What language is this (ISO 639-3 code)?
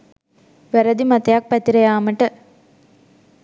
sin